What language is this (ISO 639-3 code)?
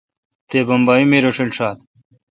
xka